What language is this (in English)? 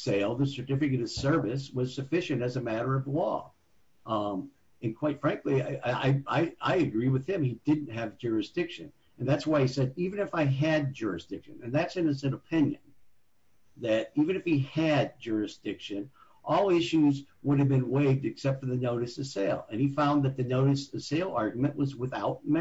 English